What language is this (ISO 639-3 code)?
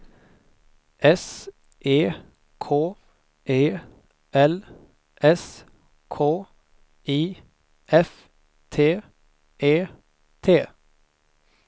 swe